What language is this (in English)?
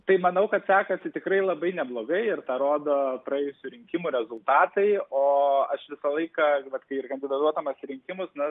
Lithuanian